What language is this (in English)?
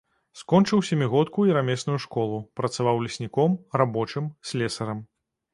Belarusian